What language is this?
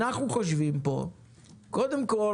Hebrew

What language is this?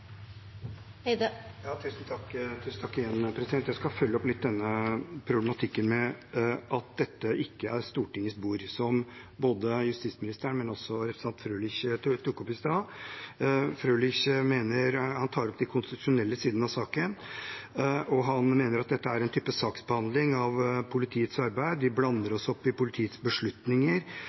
Norwegian Bokmål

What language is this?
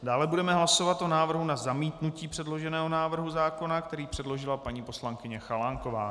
Czech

